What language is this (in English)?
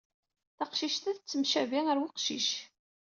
Kabyle